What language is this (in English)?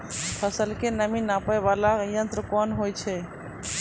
Maithili